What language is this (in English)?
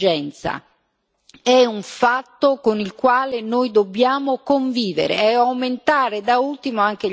Italian